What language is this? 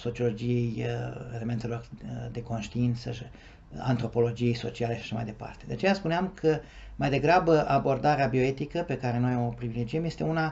Romanian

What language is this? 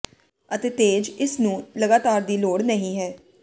Punjabi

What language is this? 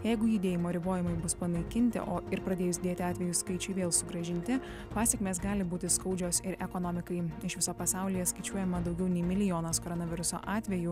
Lithuanian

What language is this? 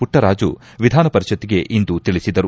Kannada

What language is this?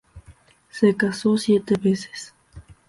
Spanish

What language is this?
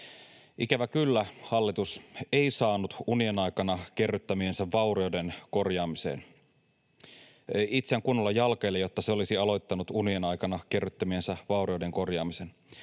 Finnish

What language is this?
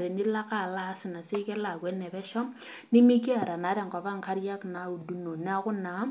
Masai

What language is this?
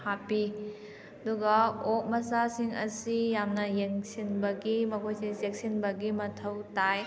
Manipuri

